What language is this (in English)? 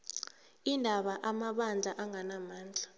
South Ndebele